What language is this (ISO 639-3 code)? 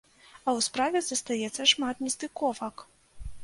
bel